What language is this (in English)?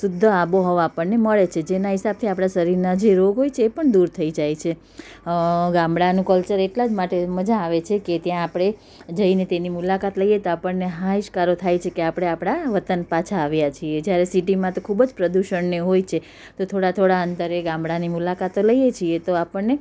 Gujarati